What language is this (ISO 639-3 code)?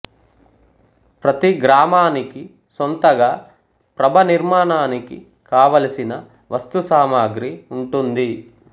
tel